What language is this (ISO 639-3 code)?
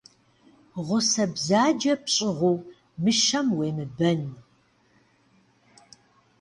kbd